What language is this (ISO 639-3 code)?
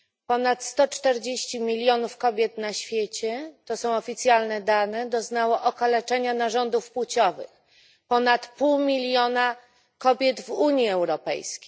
pol